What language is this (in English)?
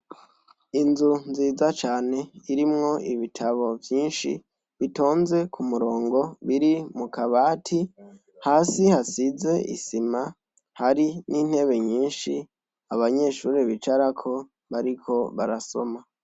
Rundi